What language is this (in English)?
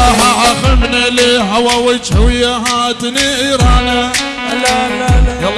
Arabic